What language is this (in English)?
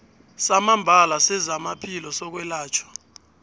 South Ndebele